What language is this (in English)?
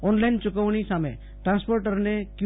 Gujarati